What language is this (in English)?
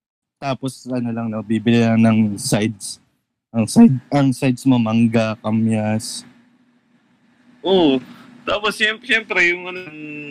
Filipino